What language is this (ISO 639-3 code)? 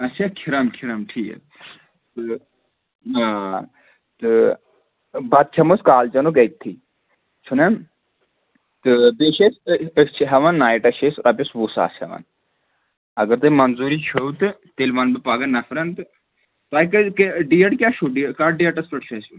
kas